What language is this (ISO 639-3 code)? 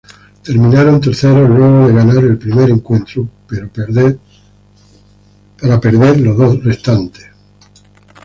spa